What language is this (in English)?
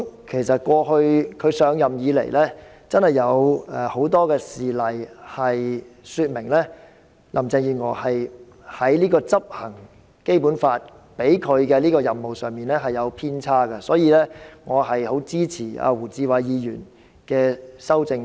Cantonese